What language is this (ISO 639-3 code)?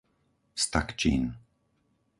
slk